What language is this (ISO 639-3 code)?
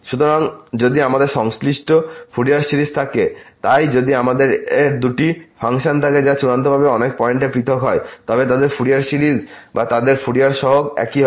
ben